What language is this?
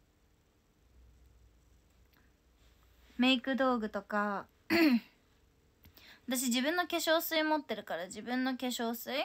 Japanese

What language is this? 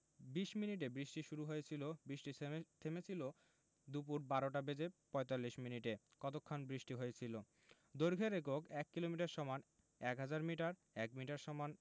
Bangla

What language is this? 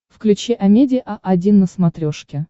Russian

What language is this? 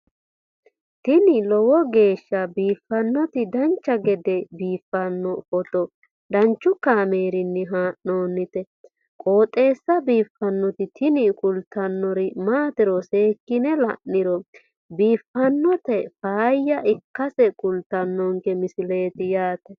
Sidamo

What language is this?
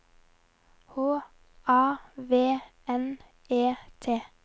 Norwegian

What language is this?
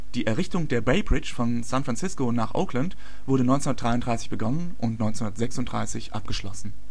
German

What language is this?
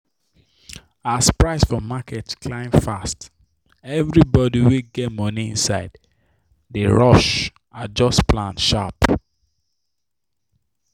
Nigerian Pidgin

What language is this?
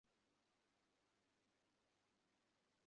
Bangla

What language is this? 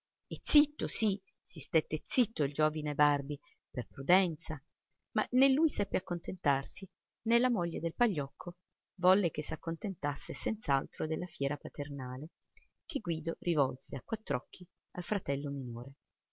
Italian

